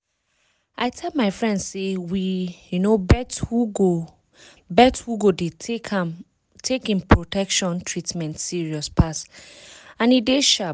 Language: Nigerian Pidgin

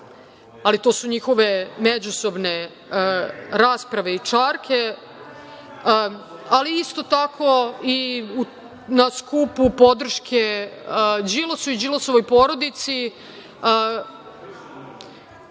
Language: Serbian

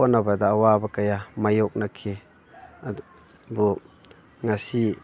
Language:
Manipuri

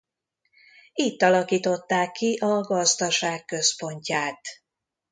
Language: Hungarian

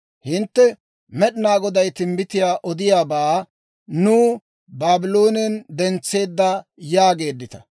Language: Dawro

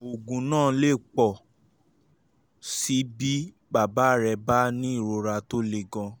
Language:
Yoruba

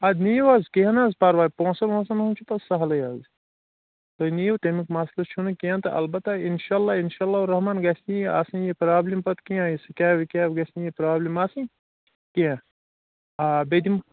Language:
Kashmiri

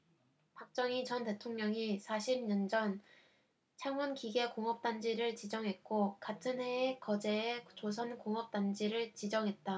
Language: Korean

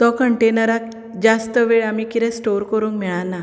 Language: Konkani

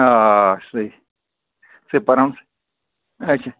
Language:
Kashmiri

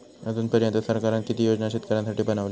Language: Marathi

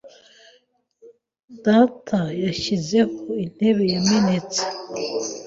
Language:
Kinyarwanda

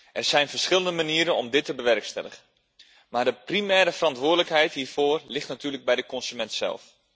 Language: Dutch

